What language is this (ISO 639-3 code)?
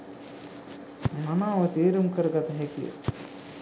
sin